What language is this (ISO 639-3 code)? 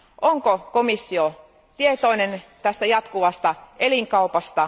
fin